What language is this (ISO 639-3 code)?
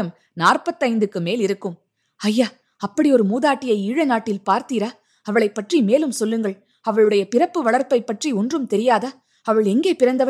tam